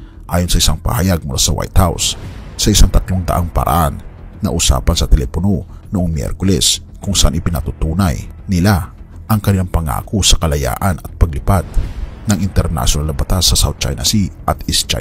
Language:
Filipino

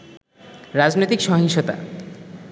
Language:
Bangla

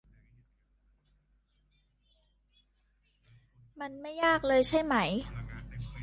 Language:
Thai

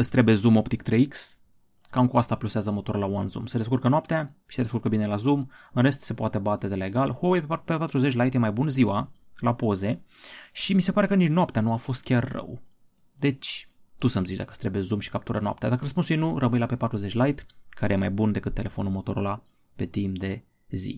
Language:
Romanian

